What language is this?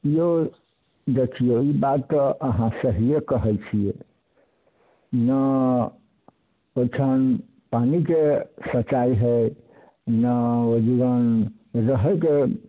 Maithili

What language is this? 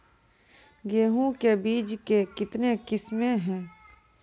Maithili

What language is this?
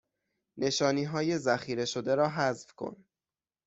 Persian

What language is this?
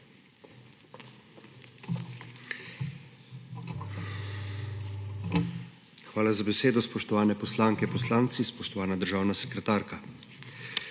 Slovenian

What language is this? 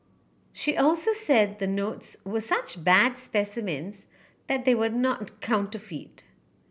English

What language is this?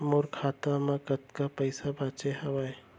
Chhattisgarhi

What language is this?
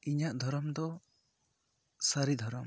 Santali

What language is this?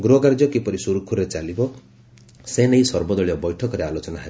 Odia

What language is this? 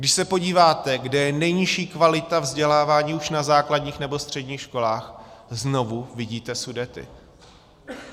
Czech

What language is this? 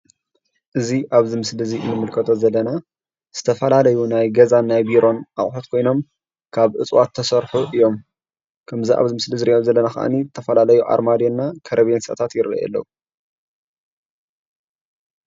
Tigrinya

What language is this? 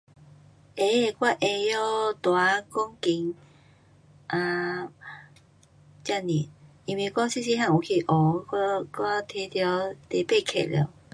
Pu-Xian Chinese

